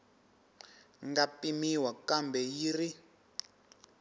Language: Tsonga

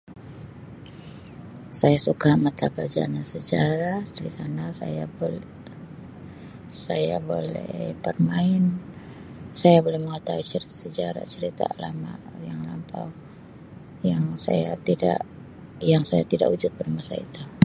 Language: Sabah Malay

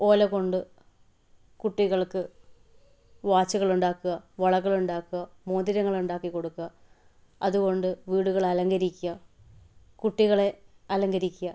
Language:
Malayalam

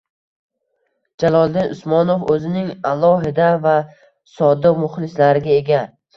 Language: Uzbek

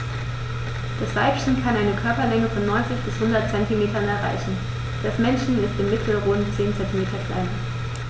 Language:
German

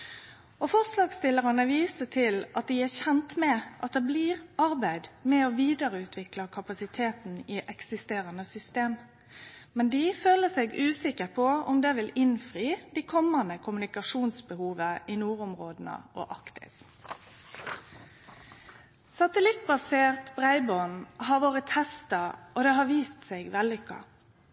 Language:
Norwegian Nynorsk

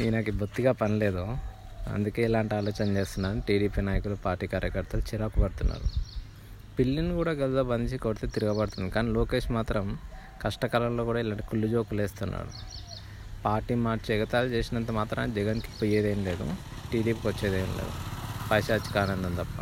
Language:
Telugu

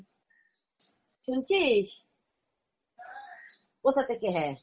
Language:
Bangla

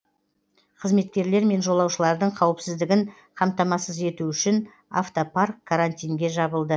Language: Kazakh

